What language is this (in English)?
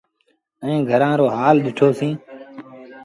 Sindhi Bhil